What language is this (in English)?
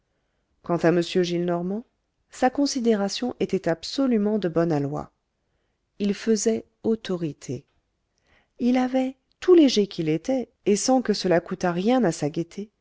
French